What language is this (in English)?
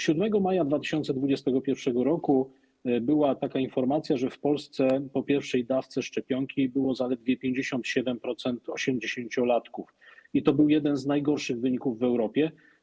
Polish